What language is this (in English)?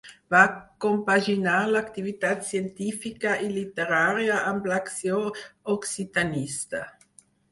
Catalan